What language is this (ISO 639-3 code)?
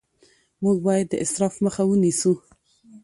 pus